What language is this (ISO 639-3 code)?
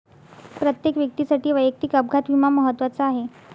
mar